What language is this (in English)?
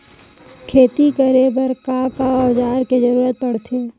Chhattisgarhi